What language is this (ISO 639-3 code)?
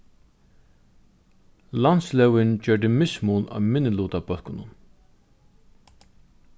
fao